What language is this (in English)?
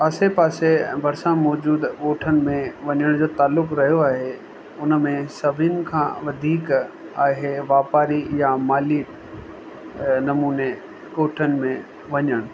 Sindhi